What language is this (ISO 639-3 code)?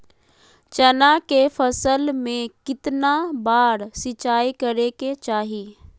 mag